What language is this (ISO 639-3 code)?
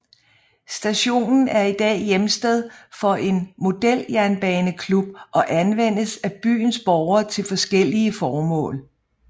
dan